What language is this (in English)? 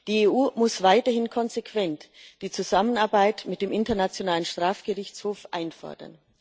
German